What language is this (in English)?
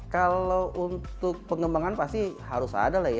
Indonesian